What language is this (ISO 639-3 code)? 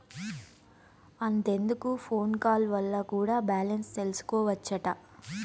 tel